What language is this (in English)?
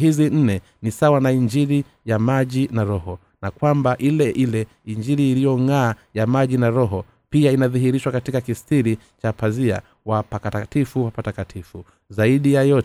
Swahili